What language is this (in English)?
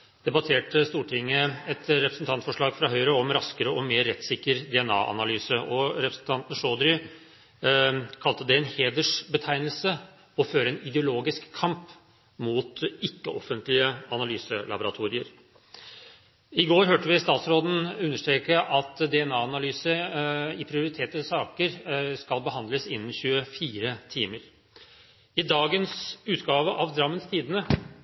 Norwegian Bokmål